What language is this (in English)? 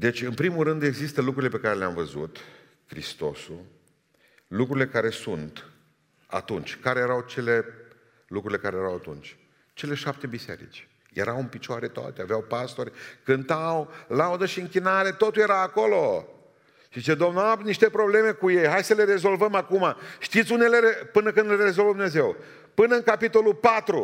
Romanian